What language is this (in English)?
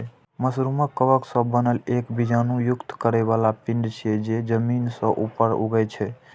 Maithili